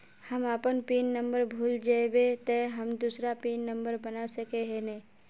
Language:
Magahi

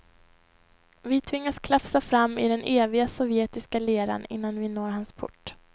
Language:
Swedish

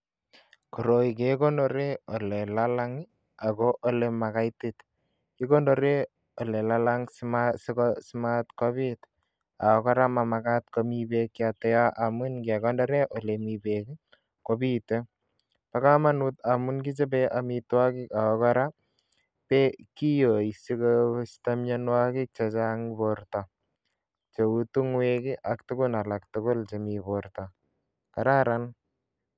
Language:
Kalenjin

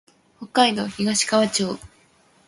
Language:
Japanese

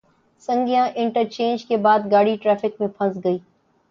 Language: Urdu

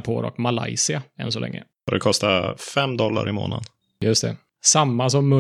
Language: Swedish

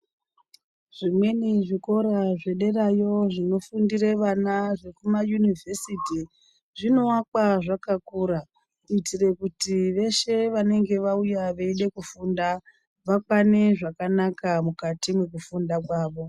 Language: Ndau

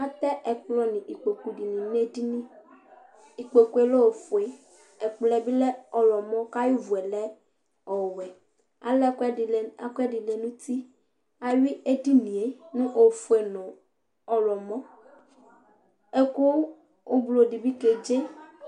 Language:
Ikposo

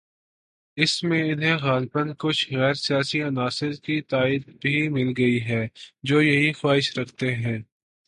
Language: Urdu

